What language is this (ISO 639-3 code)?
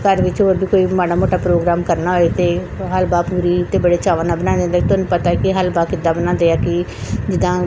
pan